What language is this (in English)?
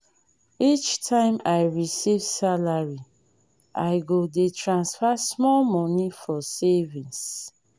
Nigerian Pidgin